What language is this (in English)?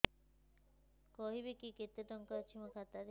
Odia